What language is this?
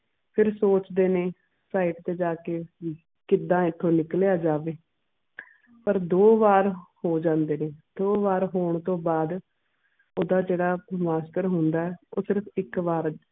Punjabi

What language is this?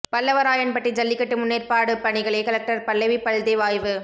Tamil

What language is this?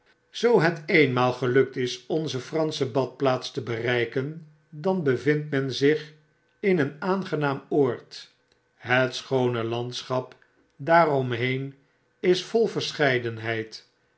Dutch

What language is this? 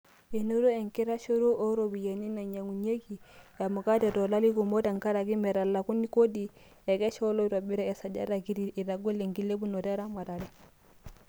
Masai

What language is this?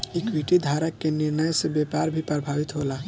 Bhojpuri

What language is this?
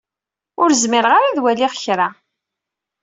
Kabyle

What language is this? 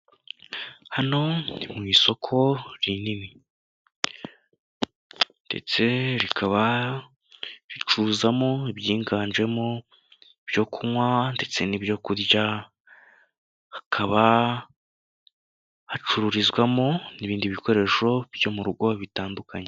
Kinyarwanda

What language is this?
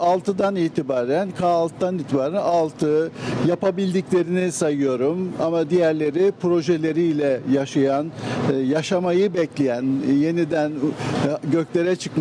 Turkish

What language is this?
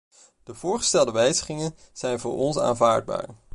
Dutch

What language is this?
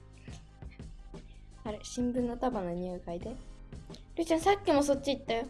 Japanese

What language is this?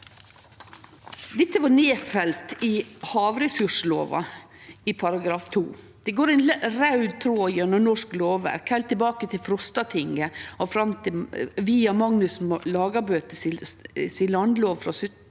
Norwegian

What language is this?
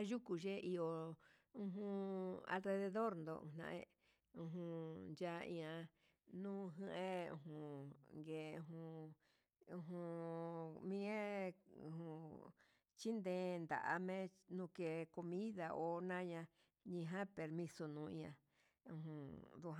Huitepec Mixtec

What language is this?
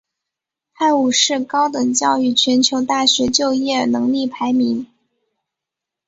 Chinese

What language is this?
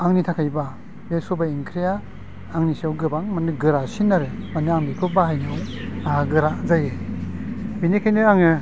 Bodo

